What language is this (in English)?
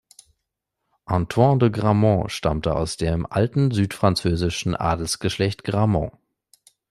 German